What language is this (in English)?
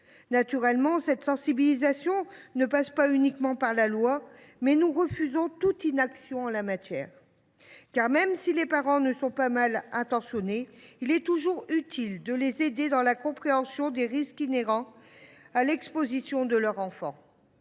French